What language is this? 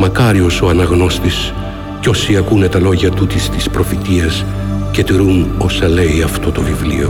Greek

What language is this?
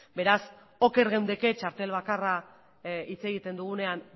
Basque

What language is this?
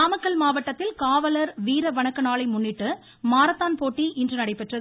Tamil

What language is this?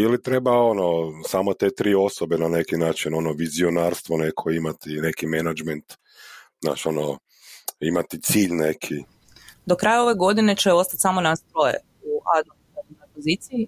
Croatian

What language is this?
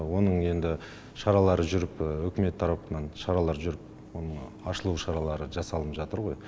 Kazakh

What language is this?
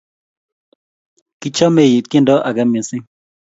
Kalenjin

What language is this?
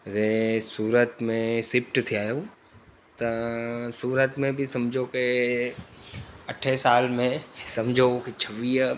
Sindhi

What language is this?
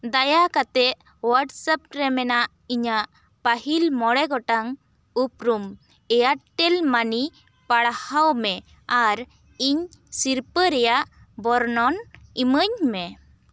Santali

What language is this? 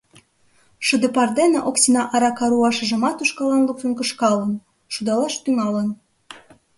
Mari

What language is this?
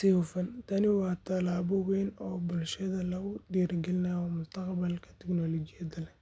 Somali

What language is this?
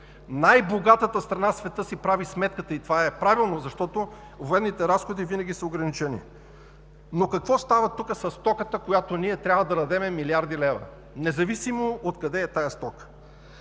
Bulgarian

